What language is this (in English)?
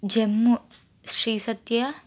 Telugu